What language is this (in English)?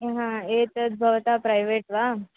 Sanskrit